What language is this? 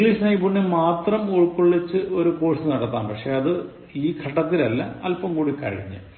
Malayalam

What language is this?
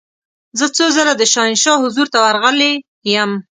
Pashto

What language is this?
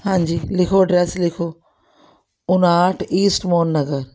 Punjabi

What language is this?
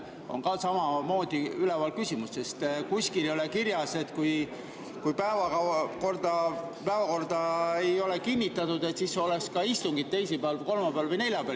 Estonian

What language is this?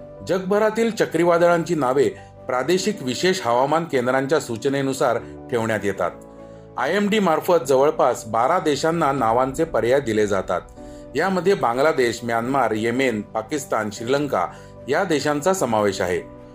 Marathi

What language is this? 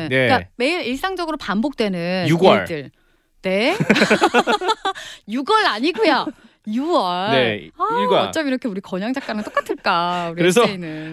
Korean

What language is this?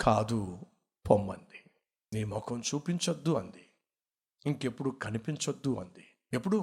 Telugu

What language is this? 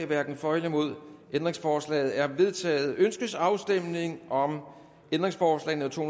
Danish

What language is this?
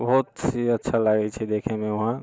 Maithili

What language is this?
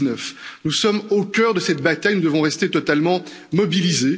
French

